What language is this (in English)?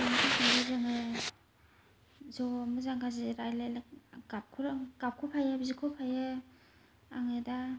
Bodo